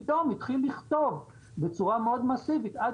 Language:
Hebrew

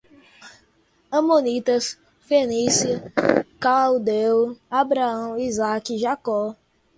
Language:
Portuguese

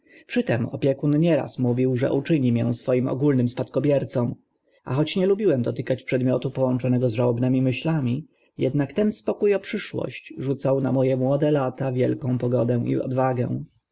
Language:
Polish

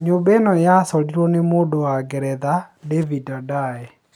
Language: Kikuyu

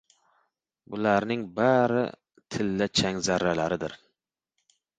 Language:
Uzbek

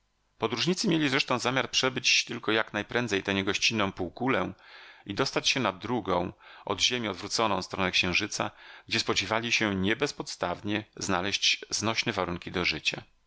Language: Polish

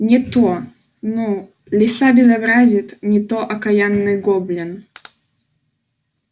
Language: Russian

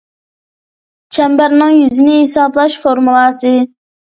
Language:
Uyghur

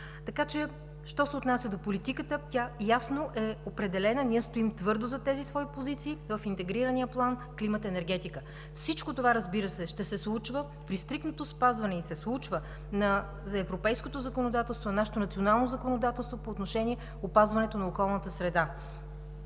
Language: Bulgarian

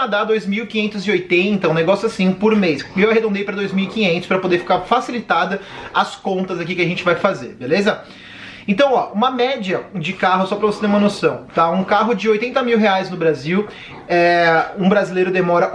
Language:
Portuguese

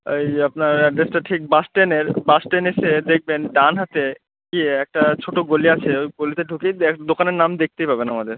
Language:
Bangla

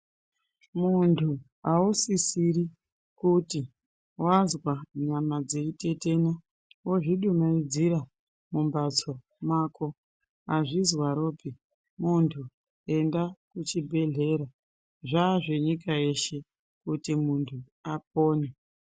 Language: Ndau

